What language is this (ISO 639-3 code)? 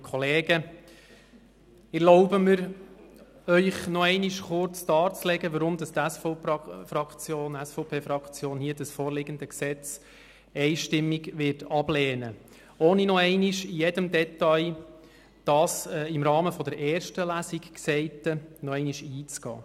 gsw